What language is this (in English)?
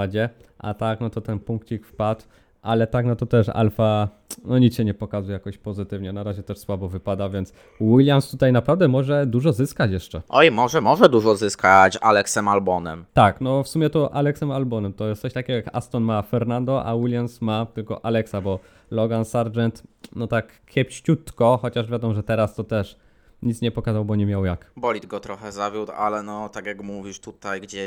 Polish